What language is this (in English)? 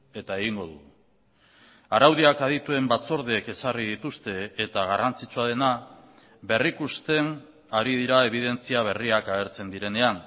Basque